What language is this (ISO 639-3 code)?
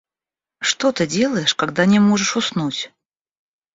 rus